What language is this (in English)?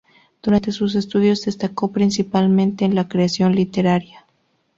Spanish